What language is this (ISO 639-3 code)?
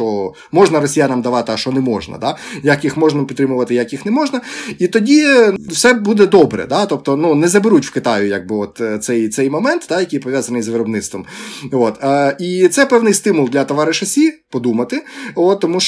ukr